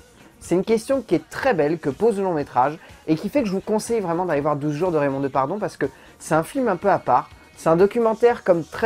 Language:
French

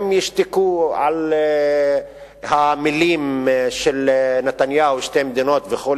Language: Hebrew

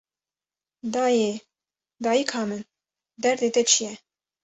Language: Kurdish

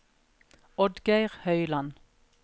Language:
Norwegian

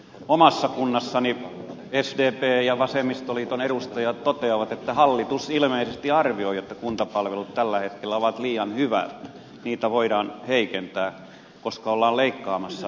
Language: Finnish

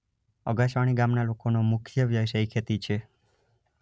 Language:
Gujarati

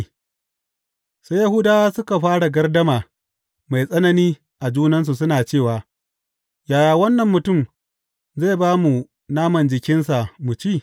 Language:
Hausa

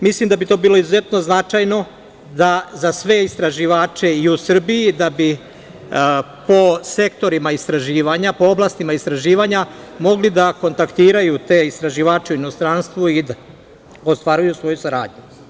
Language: Serbian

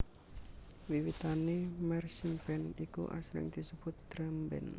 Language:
Javanese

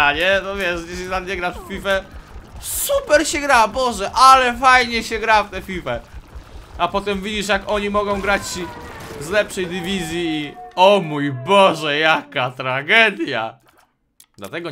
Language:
Polish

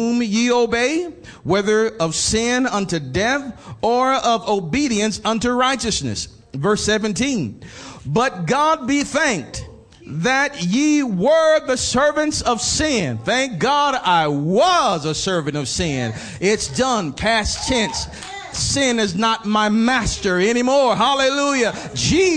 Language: English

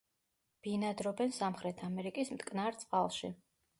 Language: Georgian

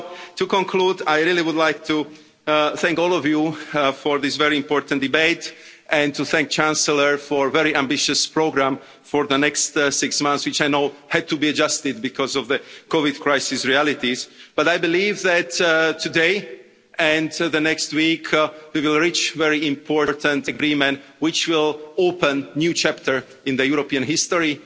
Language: English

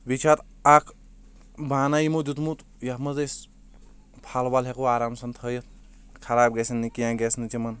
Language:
Kashmiri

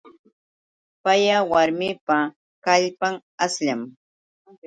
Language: Yauyos Quechua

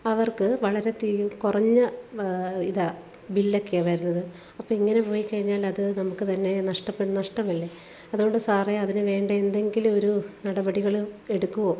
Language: Malayalam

